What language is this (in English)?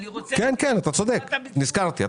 Hebrew